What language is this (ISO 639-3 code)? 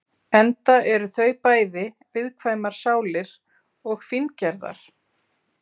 isl